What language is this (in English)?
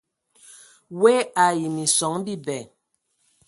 Ewondo